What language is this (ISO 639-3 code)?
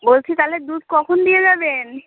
ben